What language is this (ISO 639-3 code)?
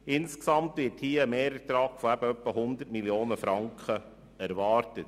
gsw